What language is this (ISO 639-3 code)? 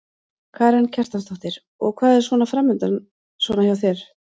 isl